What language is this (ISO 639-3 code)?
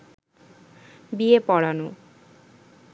ben